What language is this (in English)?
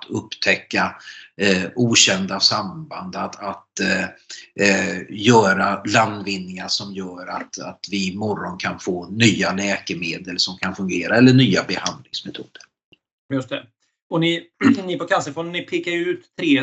Swedish